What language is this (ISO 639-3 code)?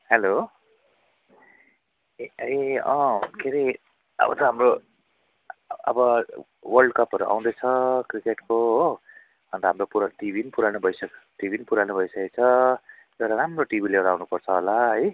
nep